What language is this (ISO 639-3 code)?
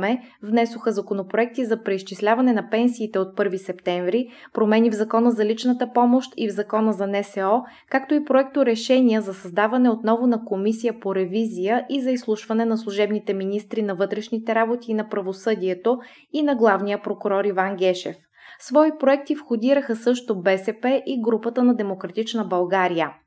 bul